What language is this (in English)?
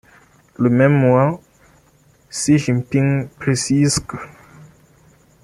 French